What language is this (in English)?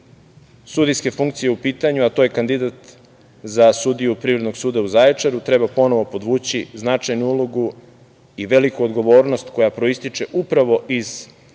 Serbian